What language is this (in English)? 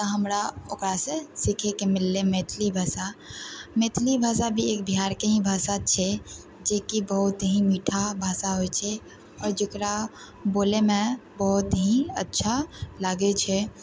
Maithili